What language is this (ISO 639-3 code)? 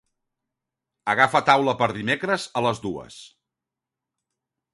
cat